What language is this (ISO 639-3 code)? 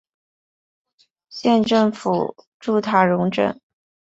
zho